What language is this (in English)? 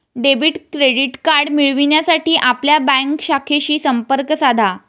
Marathi